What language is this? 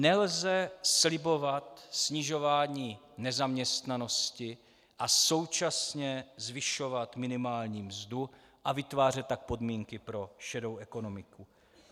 Czech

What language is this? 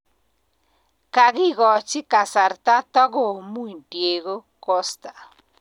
Kalenjin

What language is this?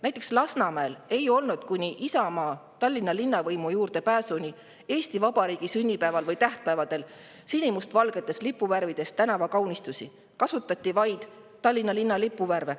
Estonian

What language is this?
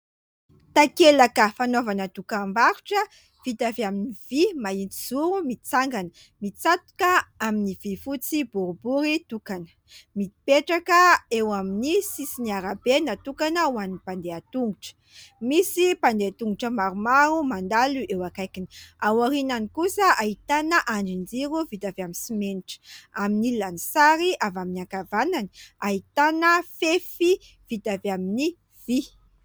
Malagasy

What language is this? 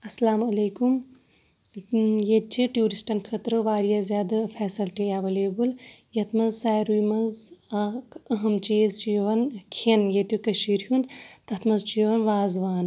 Kashmiri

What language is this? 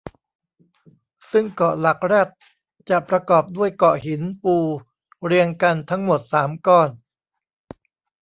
Thai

